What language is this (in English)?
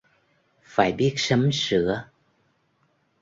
Vietnamese